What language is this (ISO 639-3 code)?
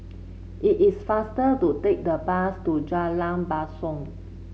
eng